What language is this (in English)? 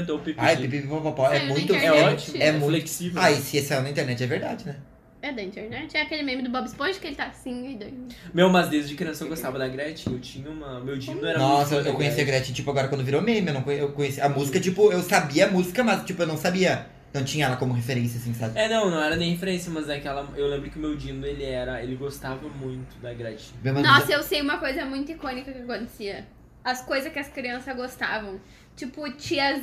Portuguese